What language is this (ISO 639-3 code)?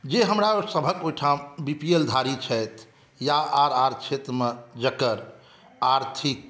mai